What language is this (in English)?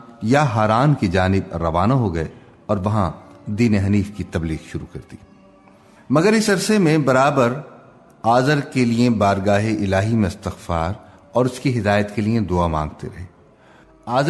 Urdu